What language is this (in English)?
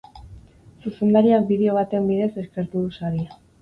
Basque